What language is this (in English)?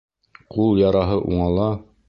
Bashkir